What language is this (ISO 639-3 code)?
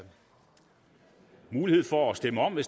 dan